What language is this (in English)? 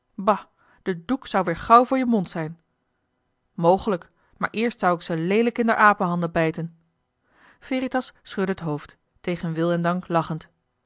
Dutch